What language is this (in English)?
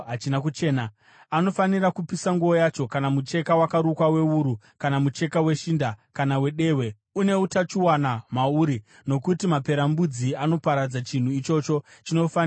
Shona